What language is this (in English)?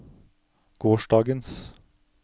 Norwegian